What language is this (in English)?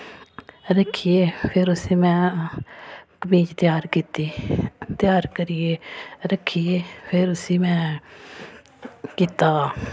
Dogri